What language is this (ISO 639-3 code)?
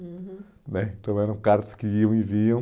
por